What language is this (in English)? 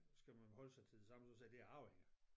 Danish